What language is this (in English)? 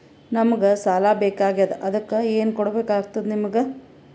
Kannada